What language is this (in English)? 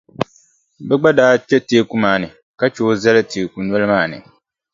Dagbani